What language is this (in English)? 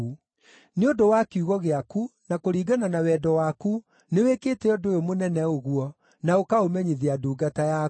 Kikuyu